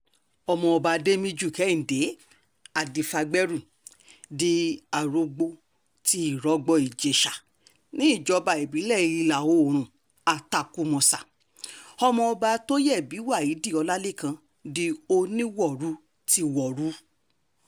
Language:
Yoruba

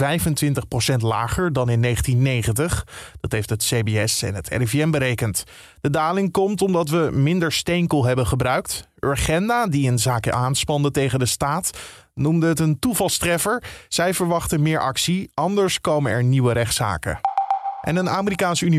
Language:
Dutch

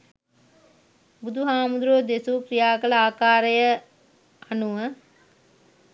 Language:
Sinhala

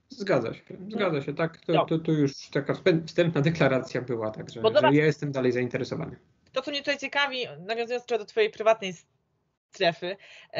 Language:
Polish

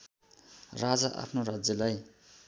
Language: Nepali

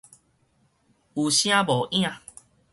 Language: Min Nan Chinese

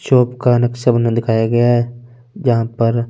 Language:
Hindi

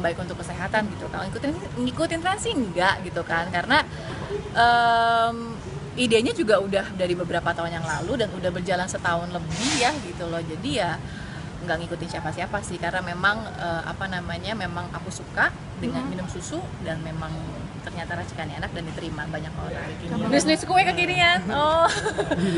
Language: Indonesian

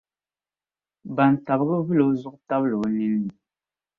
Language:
Dagbani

